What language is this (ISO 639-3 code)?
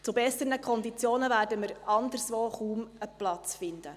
gsw